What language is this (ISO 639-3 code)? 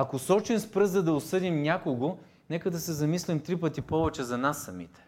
bul